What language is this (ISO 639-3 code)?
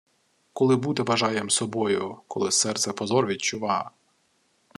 ukr